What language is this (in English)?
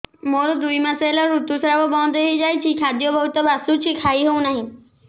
Odia